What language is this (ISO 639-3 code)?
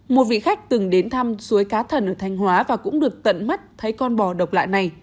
vie